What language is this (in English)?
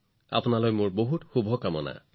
Assamese